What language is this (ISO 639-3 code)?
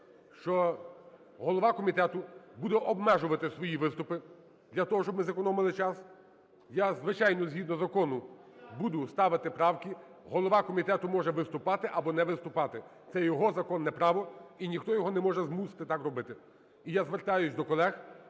ukr